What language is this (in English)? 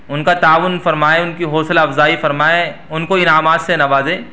Urdu